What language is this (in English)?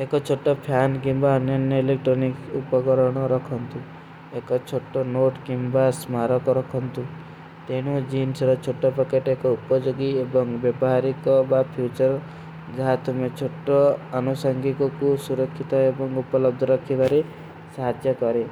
Kui (India)